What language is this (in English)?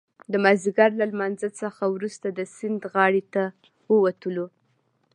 Pashto